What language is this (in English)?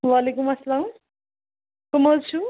Kashmiri